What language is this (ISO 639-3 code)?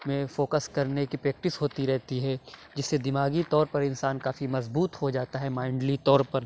urd